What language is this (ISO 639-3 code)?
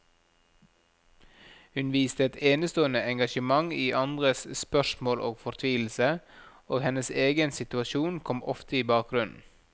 nor